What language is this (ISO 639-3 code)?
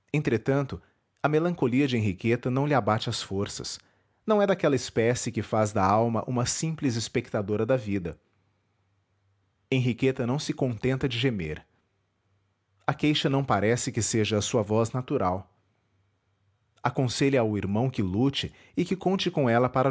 por